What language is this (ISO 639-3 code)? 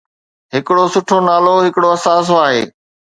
snd